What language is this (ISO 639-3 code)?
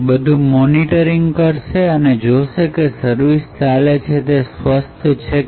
guj